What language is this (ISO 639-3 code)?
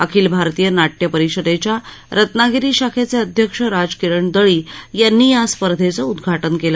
mar